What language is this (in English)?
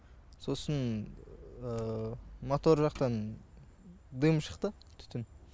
Kazakh